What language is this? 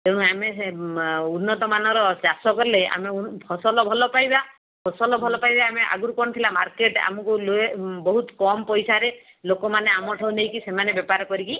Odia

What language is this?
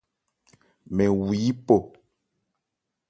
Ebrié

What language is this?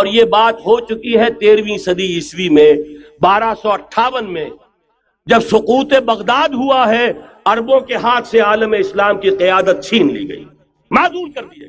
Urdu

